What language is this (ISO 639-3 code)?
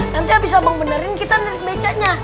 ind